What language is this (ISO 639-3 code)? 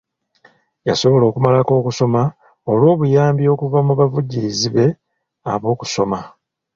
lug